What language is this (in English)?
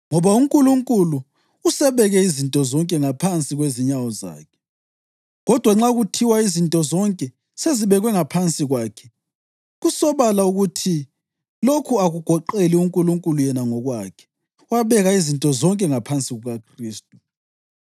North Ndebele